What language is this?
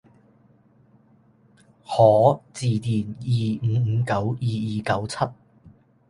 Cantonese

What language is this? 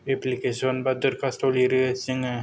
Bodo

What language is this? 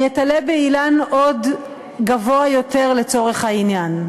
Hebrew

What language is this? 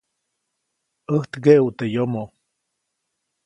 Copainalá Zoque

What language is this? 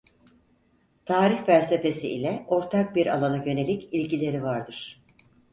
Turkish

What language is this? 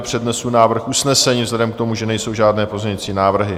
Czech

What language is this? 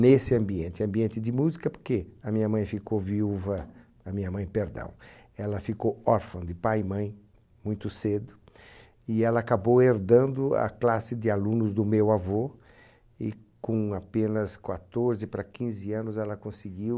Portuguese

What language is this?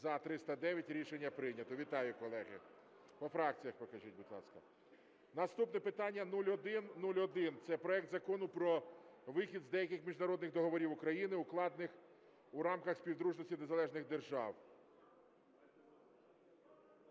Ukrainian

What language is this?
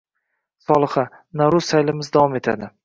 Uzbek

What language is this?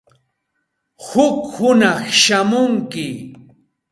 Santa Ana de Tusi Pasco Quechua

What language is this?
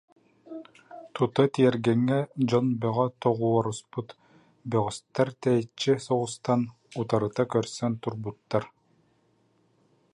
Yakut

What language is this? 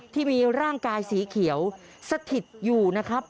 Thai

